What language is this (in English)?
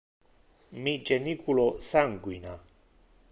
Interlingua